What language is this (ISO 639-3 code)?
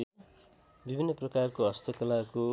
nep